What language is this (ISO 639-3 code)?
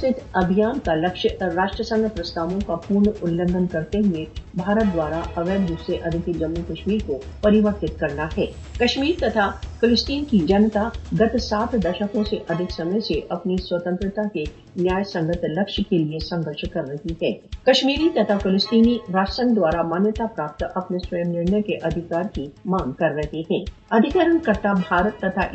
hin